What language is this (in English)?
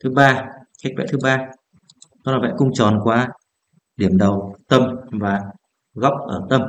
Vietnamese